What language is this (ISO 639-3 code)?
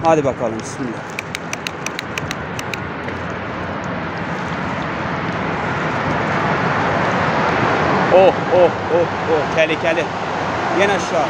tur